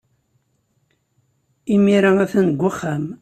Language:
Kabyle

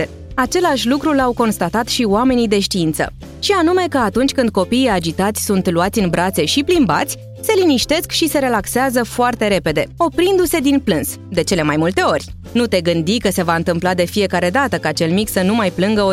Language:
Romanian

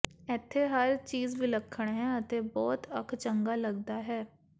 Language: Punjabi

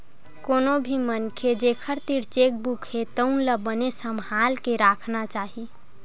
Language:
Chhattisgarhi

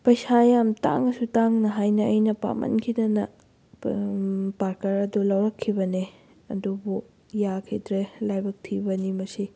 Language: Manipuri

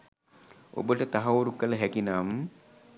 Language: Sinhala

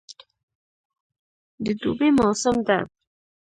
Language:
Pashto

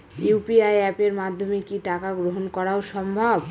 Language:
Bangla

